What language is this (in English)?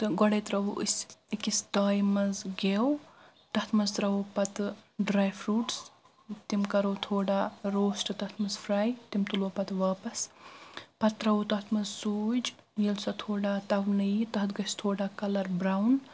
Kashmiri